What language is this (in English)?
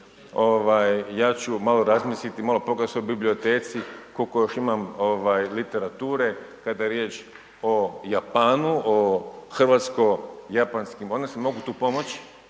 Croatian